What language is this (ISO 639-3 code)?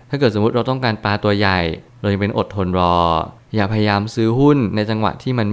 tha